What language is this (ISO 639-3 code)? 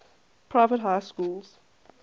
eng